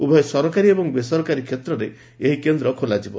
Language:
Odia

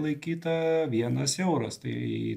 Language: Lithuanian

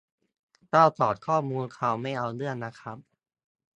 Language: Thai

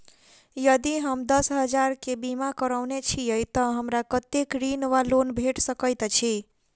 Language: Maithili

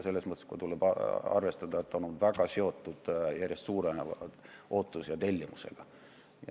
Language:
Estonian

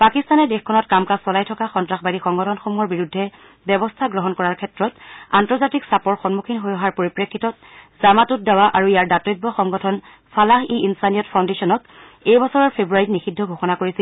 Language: Assamese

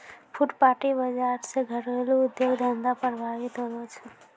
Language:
Maithili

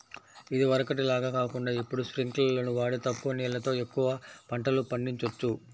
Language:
Telugu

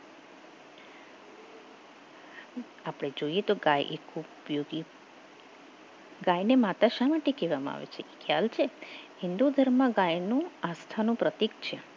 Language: Gujarati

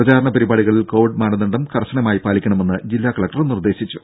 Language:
Malayalam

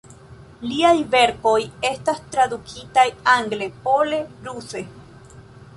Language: Esperanto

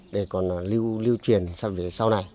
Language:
Vietnamese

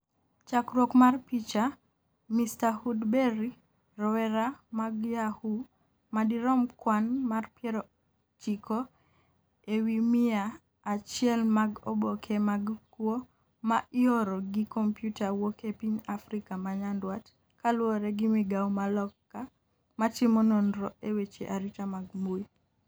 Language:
Luo (Kenya and Tanzania)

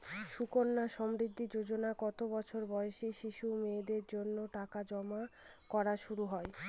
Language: Bangla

